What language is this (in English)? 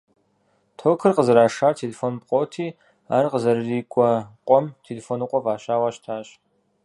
Kabardian